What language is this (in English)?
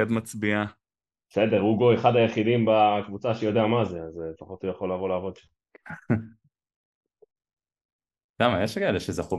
Hebrew